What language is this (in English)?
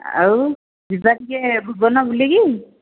Odia